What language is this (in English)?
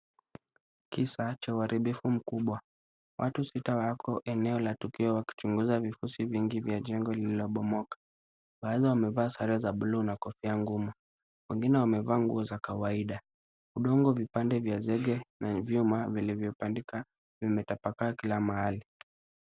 Swahili